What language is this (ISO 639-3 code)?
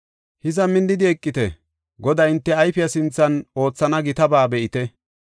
gof